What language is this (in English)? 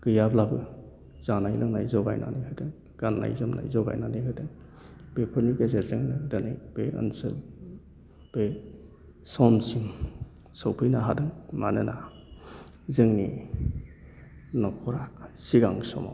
Bodo